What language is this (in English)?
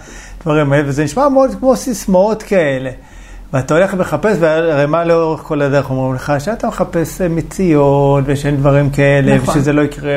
Hebrew